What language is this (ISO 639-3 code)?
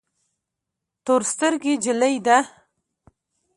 pus